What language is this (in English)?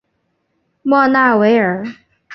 Chinese